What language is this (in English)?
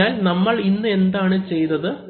Malayalam